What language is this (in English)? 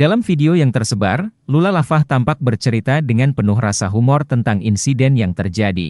Indonesian